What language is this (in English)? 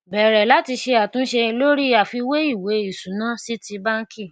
Yoruba